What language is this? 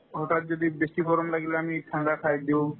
Assamese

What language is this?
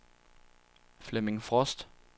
Danish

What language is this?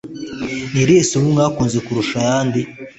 Kinyarwanda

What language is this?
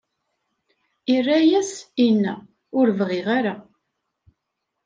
Kabyle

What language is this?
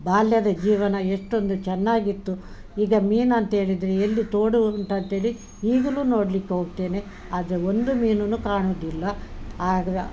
Kannada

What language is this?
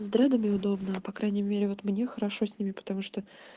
Russian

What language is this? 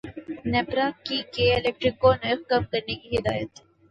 Urdu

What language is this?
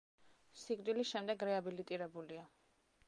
Georgian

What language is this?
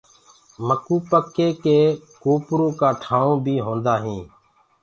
Gurgula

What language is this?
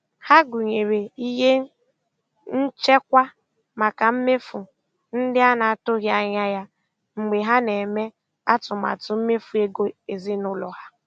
Igbo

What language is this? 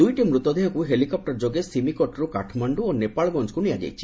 Odia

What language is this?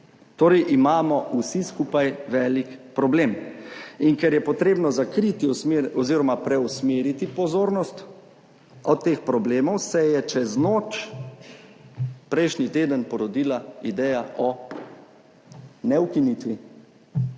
Slovenian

